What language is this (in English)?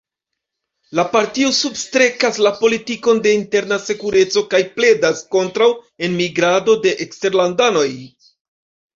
Esperanto